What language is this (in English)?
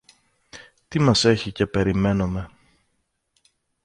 Greek